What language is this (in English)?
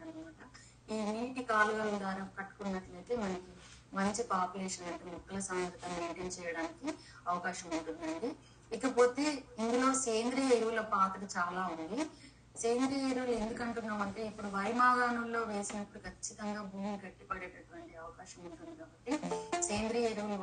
Telugu